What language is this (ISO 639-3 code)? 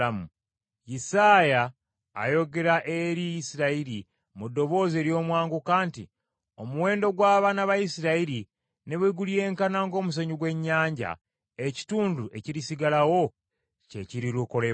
lug